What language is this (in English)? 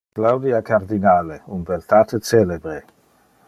Interlingua